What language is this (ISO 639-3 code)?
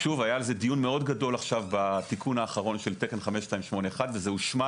heb